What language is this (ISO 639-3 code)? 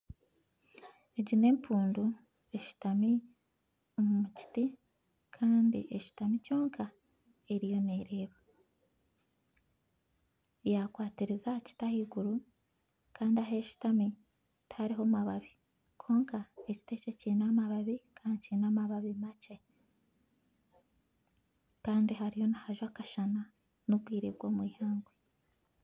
nyn